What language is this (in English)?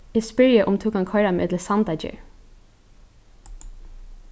Faroese